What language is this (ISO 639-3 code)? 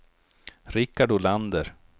swe